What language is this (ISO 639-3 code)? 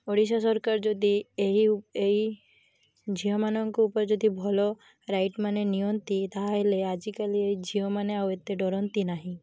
ori